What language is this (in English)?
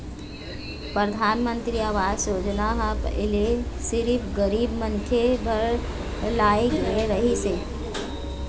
Chhattisgarhi